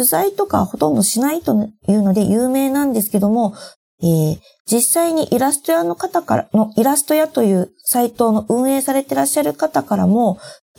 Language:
Japanese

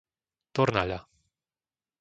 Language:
Slovak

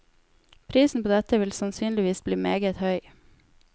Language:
Norwegian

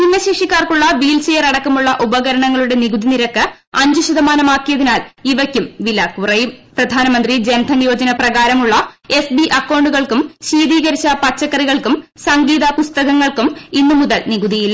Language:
Malayalam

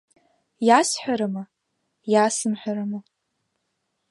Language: Abkhazian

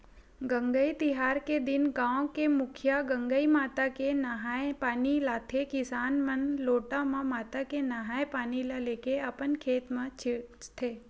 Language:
Chhattisgarhi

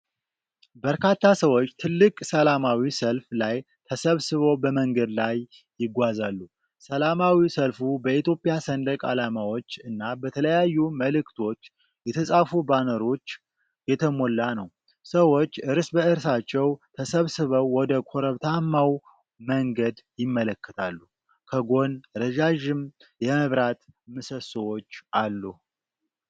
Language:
Amharic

